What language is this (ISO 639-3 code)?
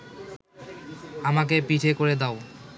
ben